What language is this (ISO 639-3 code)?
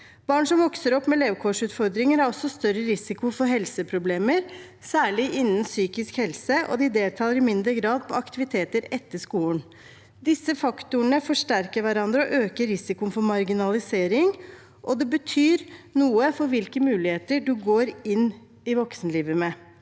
nor